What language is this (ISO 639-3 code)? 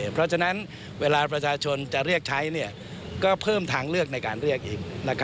tha